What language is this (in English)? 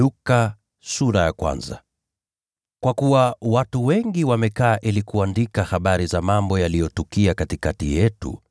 Swahili